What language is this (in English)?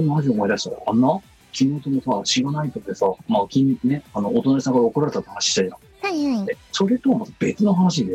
Japanese